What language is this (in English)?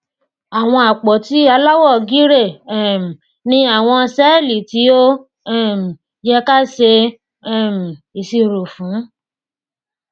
Yoruba